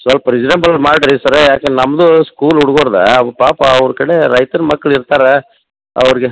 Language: Kannada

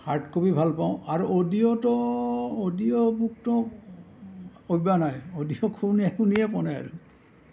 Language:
Assamese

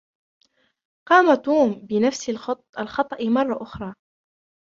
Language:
Arabic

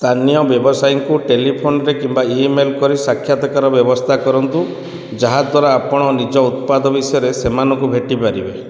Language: Odia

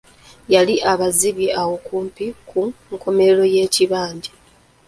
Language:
Ganda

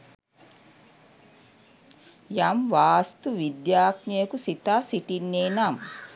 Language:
Sinhala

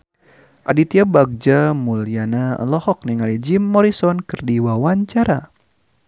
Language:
Sundanese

